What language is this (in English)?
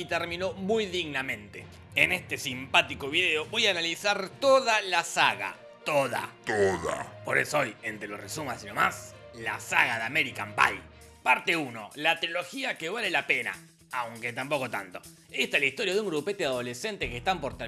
Spanish